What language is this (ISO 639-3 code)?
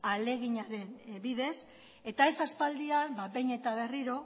eus